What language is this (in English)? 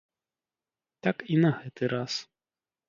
Belarusian